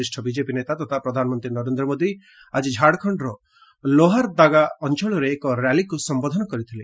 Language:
Odia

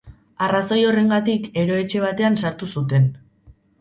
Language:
Basque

